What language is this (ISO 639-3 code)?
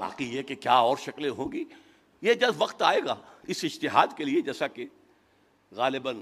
urd